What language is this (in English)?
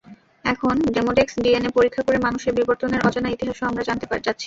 Bangla